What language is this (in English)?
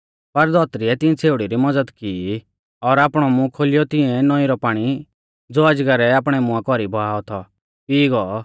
Mahasu Pahari